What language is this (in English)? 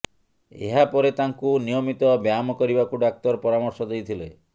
Odia